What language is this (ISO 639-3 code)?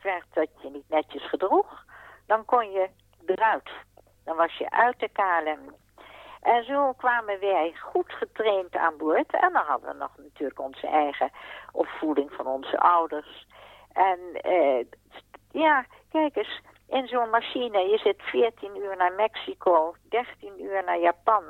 nld